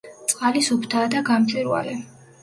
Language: Georgian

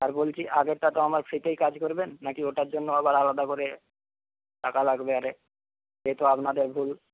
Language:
Bangla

